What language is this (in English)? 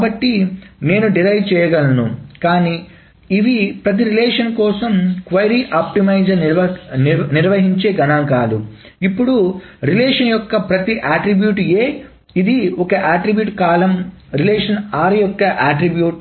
Telugu